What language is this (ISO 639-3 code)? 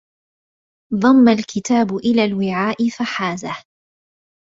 ara